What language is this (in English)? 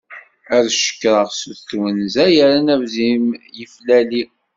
Kabyle